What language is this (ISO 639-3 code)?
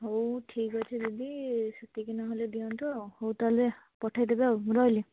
ori